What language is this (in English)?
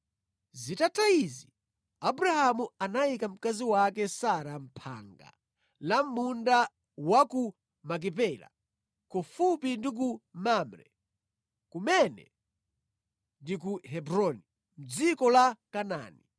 Nyanja